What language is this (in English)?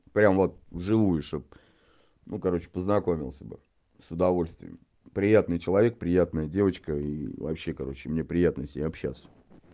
Russian